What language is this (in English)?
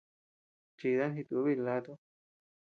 Tepeuxila Cuicatec